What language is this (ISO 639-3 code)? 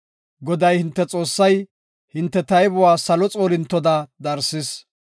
gof